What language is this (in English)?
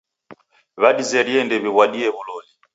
Taita